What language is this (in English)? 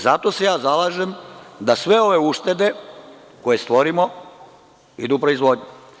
Serbian